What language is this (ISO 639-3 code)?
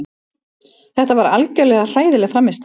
isl